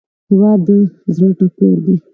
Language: Pashto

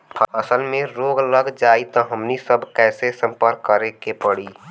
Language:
Bhojpuri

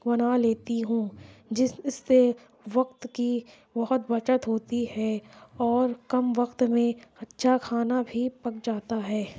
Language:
Urdu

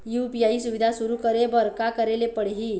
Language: Chhattisgarhi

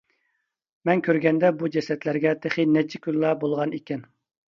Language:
Uyghur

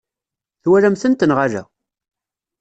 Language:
Kabyle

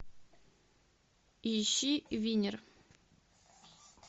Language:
Russian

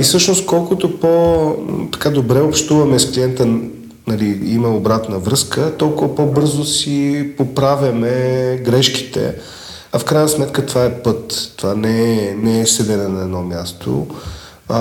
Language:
Bulgarian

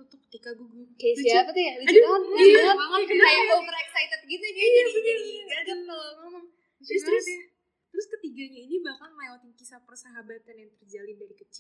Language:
Indonesian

